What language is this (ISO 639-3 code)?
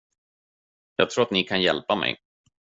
swe